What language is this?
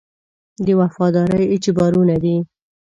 Pashto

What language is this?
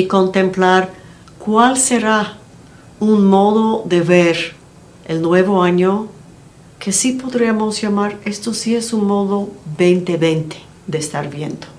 Spanish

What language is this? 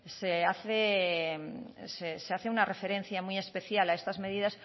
Spanish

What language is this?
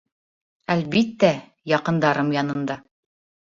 Bashkir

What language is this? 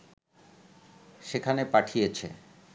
Bangla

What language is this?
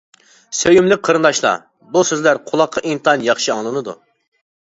Uyghur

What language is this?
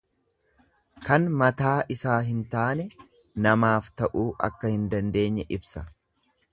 Oromo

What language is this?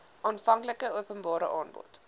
Afrikaans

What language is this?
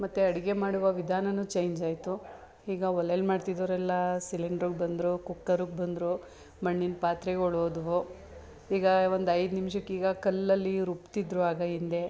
Kannada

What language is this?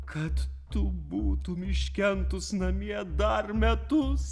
Lithuanian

